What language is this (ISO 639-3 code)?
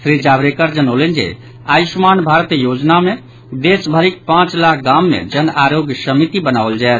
mai